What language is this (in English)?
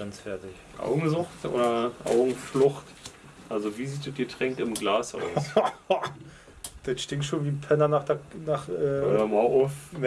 German